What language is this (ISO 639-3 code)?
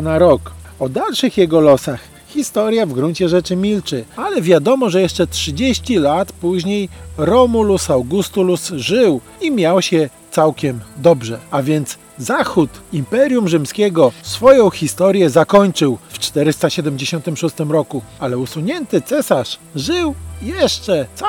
pol